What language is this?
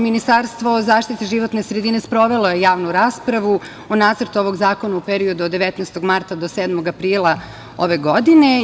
Serbian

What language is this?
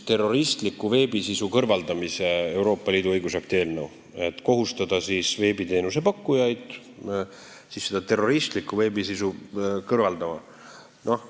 Estonian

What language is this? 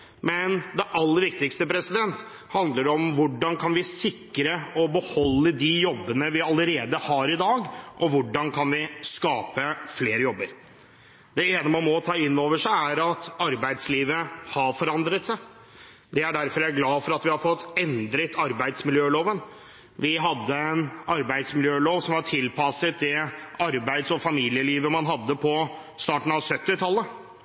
Norwegian Bokmål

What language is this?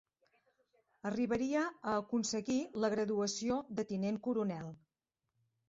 Catalan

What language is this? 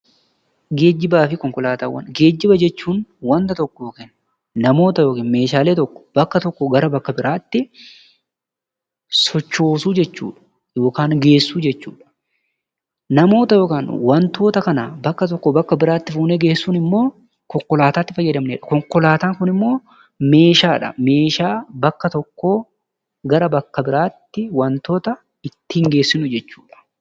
Oromo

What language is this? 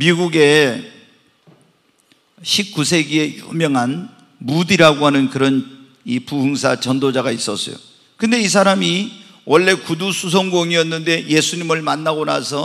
Korean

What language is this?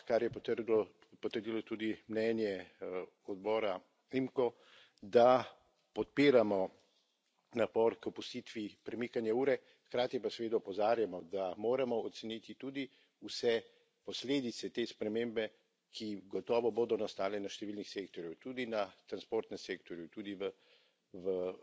Slovenian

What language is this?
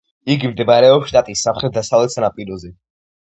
Georgian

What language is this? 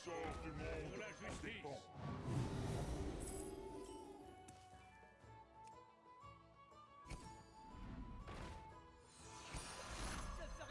French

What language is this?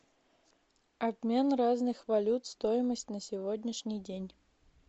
Russian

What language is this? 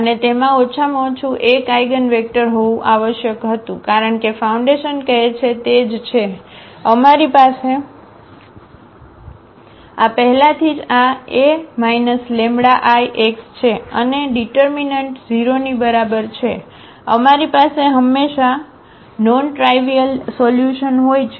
Gujarati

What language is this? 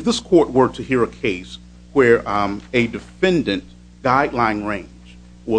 English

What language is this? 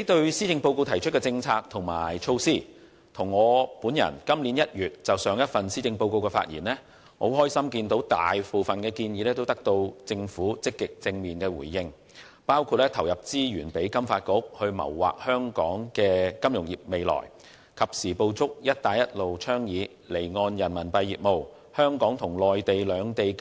Cantonese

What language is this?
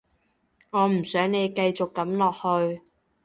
Cantonese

